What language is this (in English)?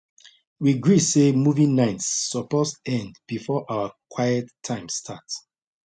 Nigerian Pidgin